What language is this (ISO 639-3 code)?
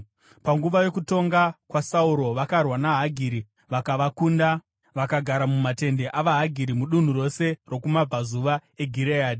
sna